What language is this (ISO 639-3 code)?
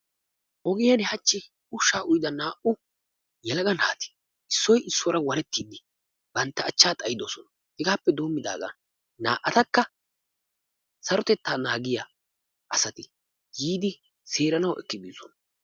wal